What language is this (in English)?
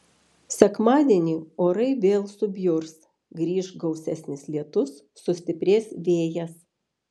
Lithuanian